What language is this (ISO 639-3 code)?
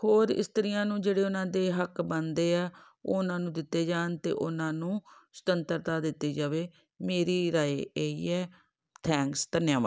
pan